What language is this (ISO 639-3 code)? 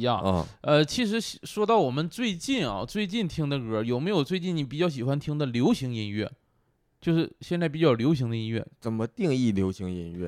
zho